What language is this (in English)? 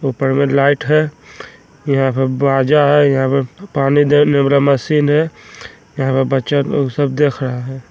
Magahi